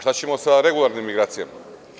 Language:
Serbian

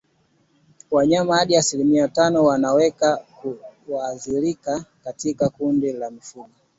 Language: Swahili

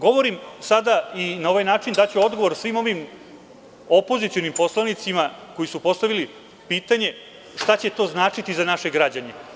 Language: Serbian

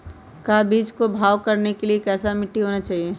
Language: Magahi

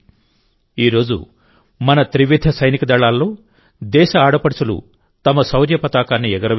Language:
Telugu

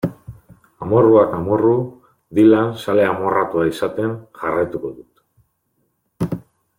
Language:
Basque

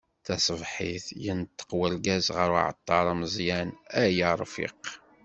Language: Kabyle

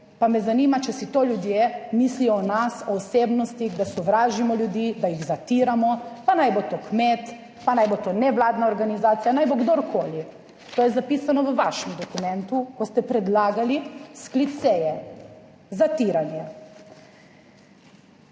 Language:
Slovenian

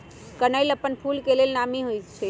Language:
Magahi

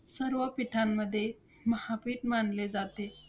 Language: Marathi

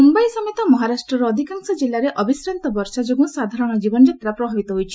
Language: Odia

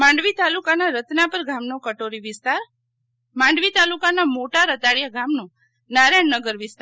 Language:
Gujarati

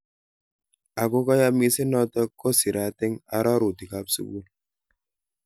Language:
Kalenjin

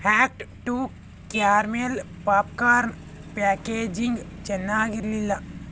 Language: Kannada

